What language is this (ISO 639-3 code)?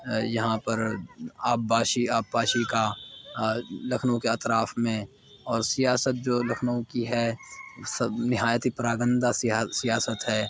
urd